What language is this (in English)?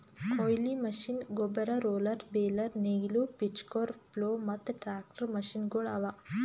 Kannada